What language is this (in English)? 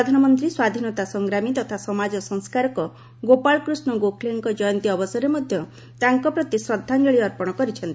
Odia